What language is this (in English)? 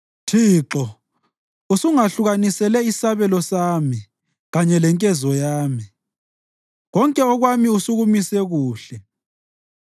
North Ndebele